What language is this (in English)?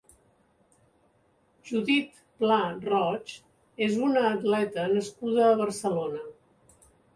Catalan